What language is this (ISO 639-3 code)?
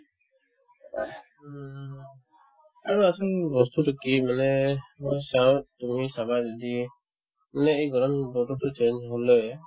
asm